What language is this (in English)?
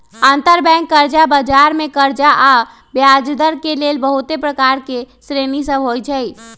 Magahi